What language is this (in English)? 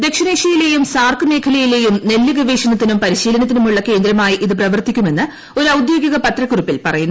Malayalam